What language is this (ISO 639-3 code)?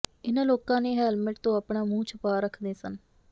pan